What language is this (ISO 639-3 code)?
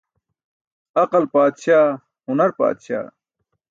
bsk